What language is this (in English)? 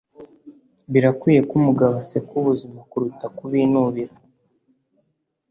Kinyarwanda